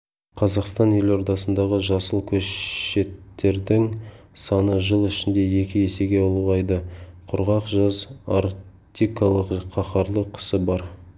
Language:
Kazakh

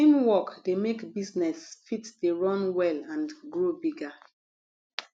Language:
Nigerian Pidgin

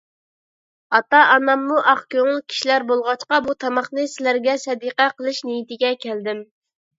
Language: Uyghur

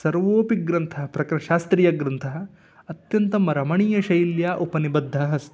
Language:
Sanskrit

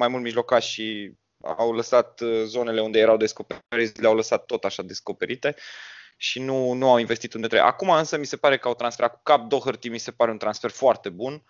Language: Romanian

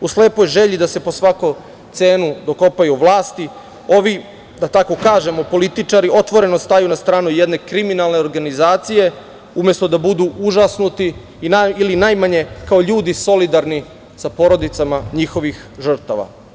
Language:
Serbian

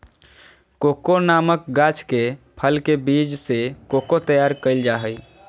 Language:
Magahi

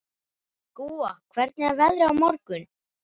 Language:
Icelandic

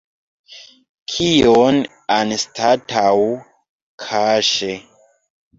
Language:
Esperanto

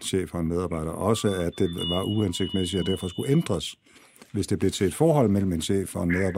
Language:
Danish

